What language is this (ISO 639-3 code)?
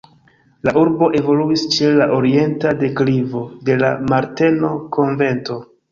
epo